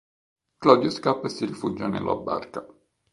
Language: Italian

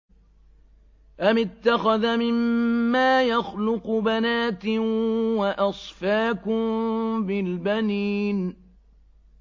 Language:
Arabic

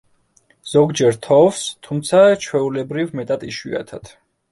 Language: Georgian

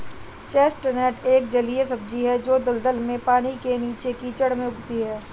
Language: Hindi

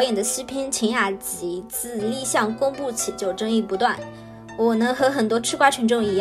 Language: Chinese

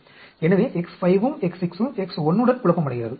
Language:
Tamil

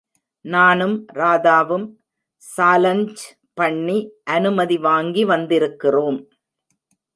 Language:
Tamil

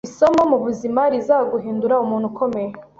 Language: Kinyarwanda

